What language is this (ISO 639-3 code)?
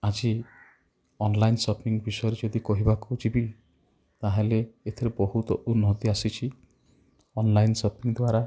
ori